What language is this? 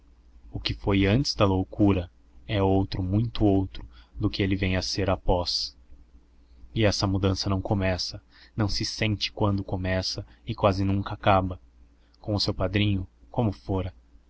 Portuguese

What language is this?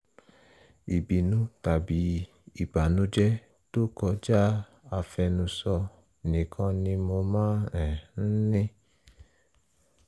Yoruba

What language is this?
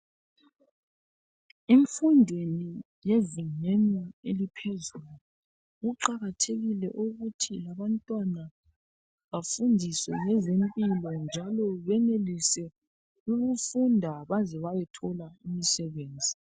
North Ndebele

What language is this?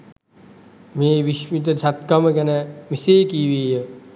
Sinhala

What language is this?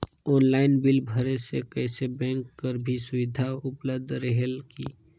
Chhattisgarhi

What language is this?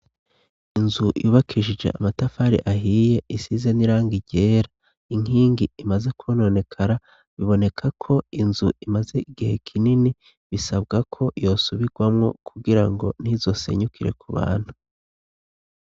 Rundi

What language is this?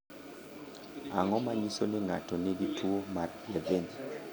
Luo (Kenya and Tanzania)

